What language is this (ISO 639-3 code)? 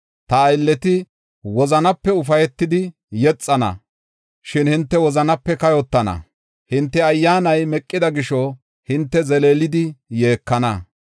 gof